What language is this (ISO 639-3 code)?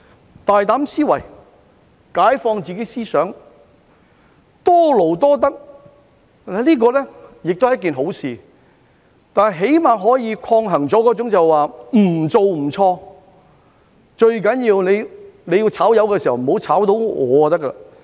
yue